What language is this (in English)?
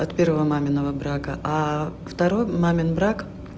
Russian